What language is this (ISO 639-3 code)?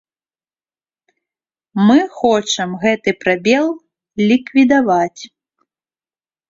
bel